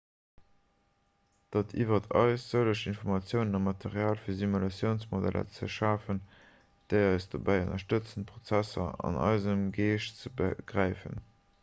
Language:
Luxembourgish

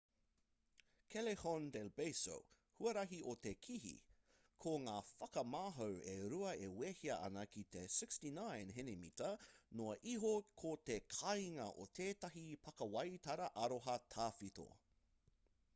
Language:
Māori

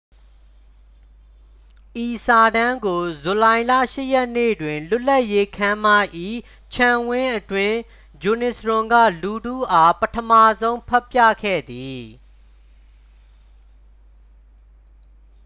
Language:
Burmese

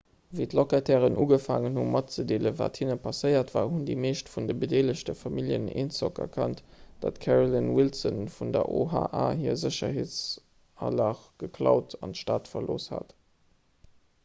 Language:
Luxembourgish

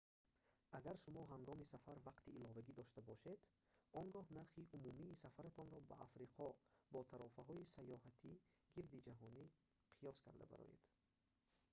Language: Tajik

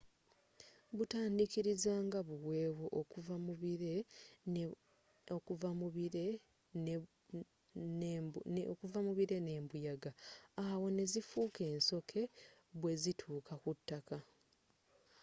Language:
Ganda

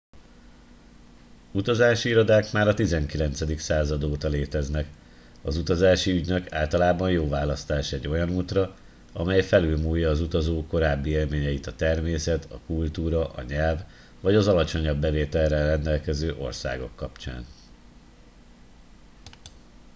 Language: Hungarian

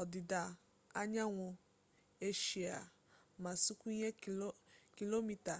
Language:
Igbo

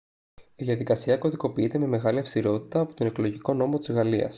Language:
Greek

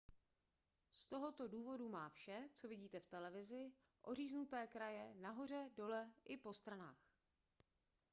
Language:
Czech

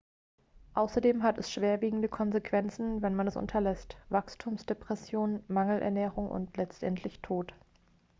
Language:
German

